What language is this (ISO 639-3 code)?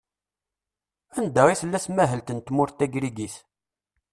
kab